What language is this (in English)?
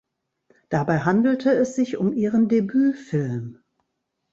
German